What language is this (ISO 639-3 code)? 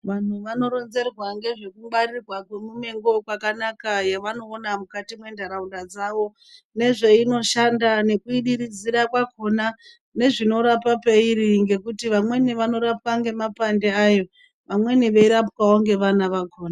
ndc